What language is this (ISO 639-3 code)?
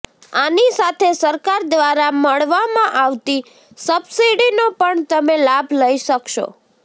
guj